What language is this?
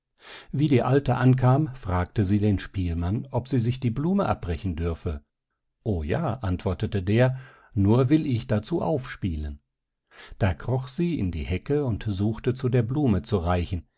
German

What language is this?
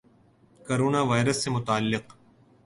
Urdu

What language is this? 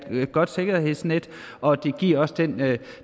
Danish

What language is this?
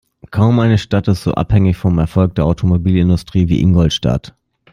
German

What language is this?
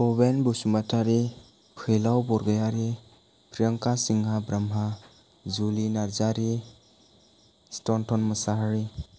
Bodo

